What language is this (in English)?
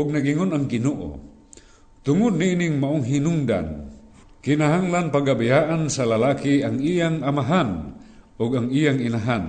Filipino